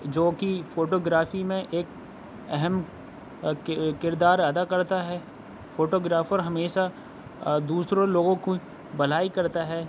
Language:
Urdu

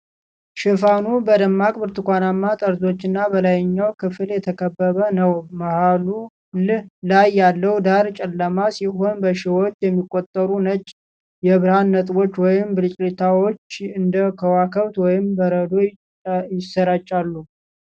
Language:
Amharic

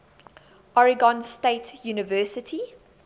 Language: English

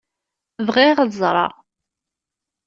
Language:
Kabyle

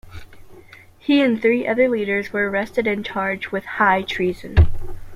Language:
English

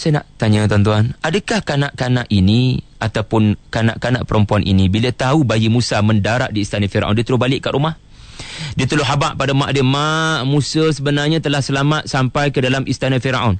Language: Malay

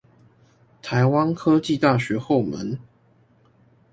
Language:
Chinese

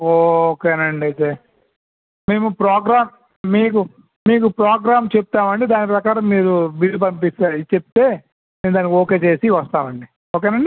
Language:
Telugu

